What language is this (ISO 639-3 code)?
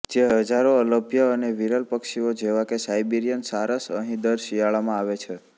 guj